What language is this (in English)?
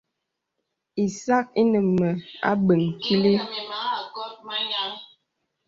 Bebele